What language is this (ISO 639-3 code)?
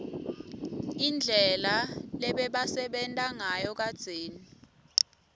ssw